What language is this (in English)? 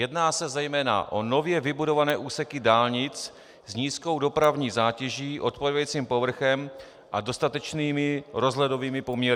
Czech